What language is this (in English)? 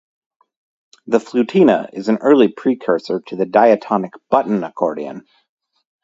English